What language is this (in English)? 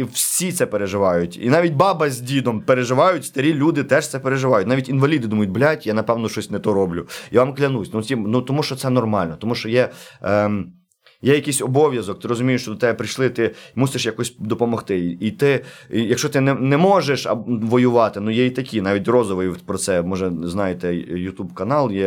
Ukrainian